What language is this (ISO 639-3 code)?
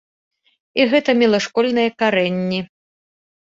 bel